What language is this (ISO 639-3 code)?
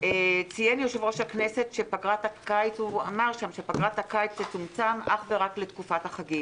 heb